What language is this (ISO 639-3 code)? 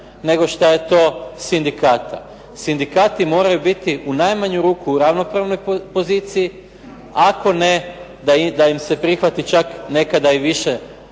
hrv